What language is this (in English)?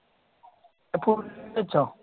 Malayalam